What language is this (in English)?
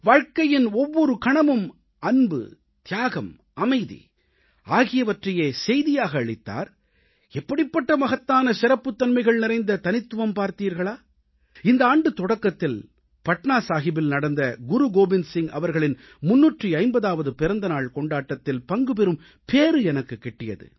Tamil